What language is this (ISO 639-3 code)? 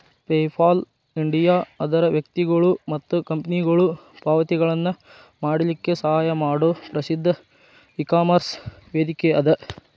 kan